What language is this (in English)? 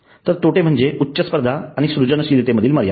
Marathi